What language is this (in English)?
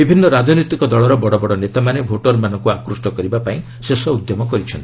Odia